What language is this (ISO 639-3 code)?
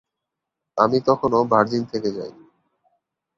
ben